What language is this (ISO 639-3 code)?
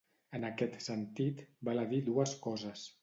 cat